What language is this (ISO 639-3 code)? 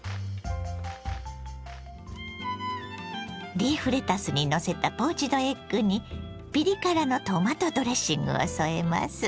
jpn